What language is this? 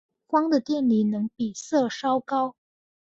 Chinese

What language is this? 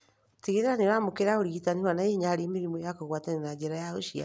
Kikuyu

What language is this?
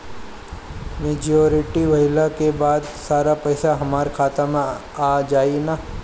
Bhojpuri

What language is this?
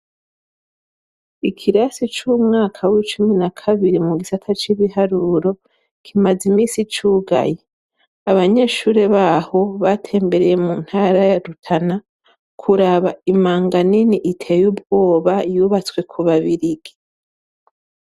Rundi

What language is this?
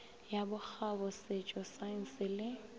Northern Sotho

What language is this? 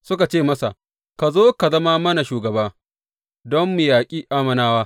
Hausa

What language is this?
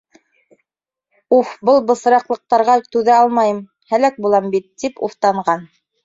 Bashkir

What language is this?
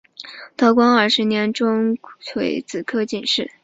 Chinese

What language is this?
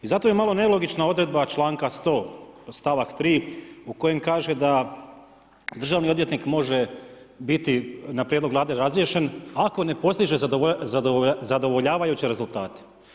Croatian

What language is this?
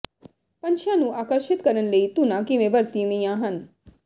Punjabi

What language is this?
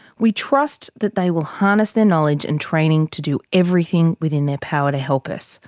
English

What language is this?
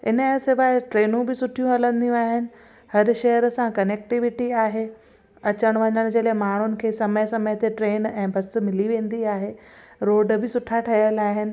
Sindhi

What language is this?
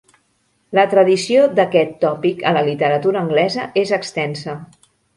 Catalan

